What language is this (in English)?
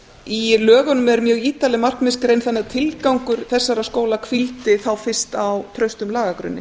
Icelandic